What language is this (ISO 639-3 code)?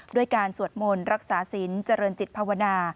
tha